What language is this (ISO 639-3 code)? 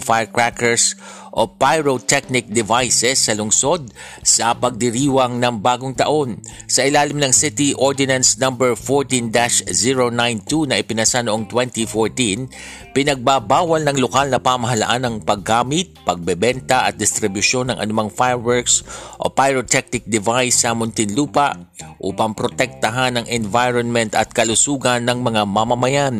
fil